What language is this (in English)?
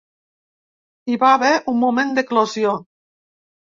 Catalan